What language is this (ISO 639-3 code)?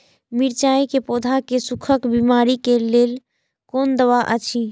mai